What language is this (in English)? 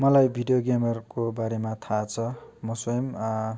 Nepali